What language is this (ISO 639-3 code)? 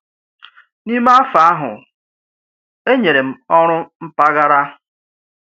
ibo